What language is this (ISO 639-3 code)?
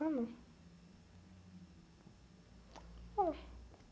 por